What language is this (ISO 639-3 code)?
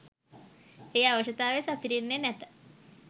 sin